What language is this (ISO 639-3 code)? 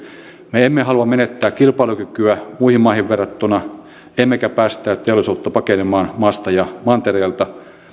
fin